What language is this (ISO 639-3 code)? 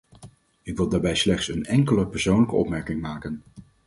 nld